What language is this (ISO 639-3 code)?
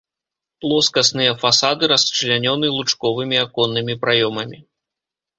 bel